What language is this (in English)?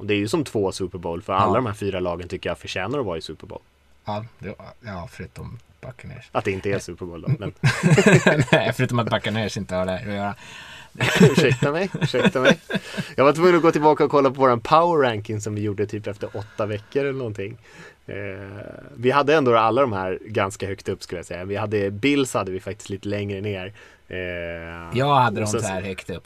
Swedish